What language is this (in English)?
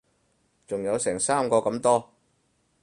Cantonese